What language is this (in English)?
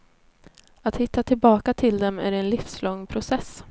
Swedish